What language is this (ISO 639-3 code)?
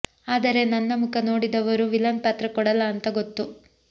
kan